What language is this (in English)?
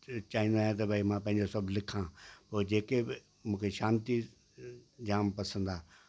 Sindhi